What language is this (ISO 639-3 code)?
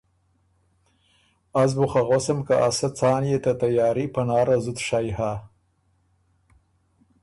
oru